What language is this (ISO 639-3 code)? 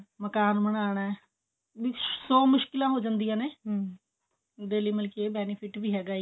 pan